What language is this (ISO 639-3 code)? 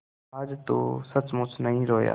hin